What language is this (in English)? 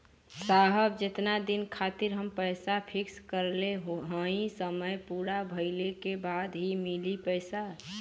Bhojpuri